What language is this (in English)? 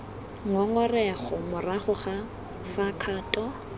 Tswana